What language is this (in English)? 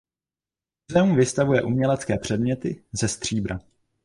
Czech